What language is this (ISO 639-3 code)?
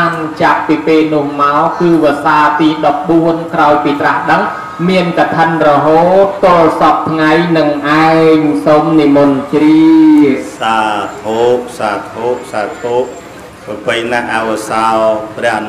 tha